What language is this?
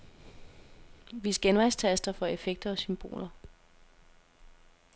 Danish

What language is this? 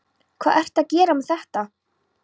Icelandic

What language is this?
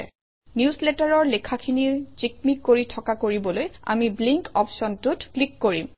Assamese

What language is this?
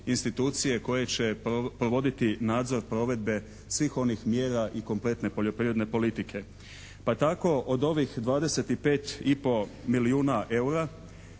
Croatian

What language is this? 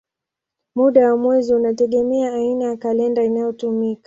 Swahili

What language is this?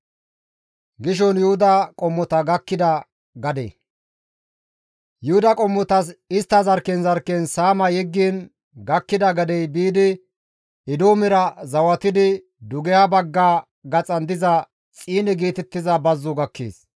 Gamo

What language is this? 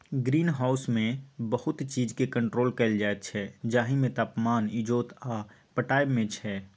Maithili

